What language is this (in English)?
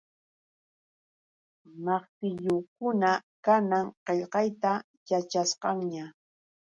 Yauyos Quechua